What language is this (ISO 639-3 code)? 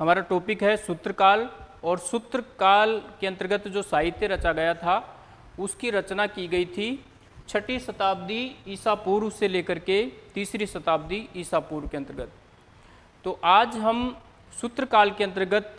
hin